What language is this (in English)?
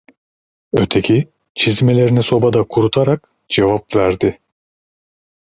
Turkish